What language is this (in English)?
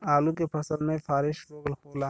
Bhojpuri